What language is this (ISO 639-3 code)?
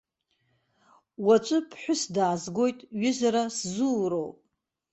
abk